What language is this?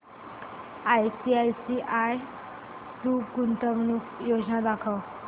Marathi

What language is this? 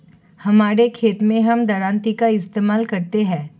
Hindi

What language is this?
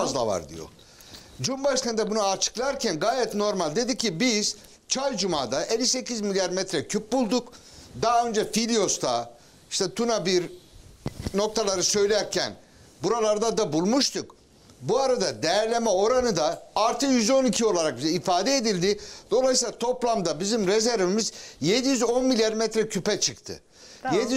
Turkish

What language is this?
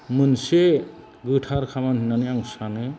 Bodo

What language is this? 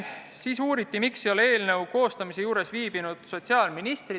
Estonian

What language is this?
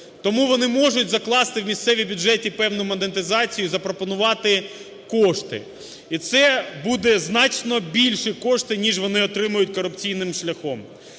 Ukrainian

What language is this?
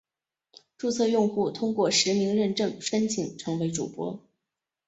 Chinese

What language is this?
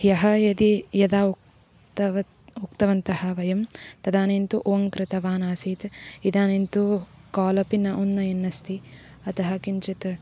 Sanskrit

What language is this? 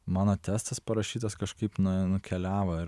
Lithuanian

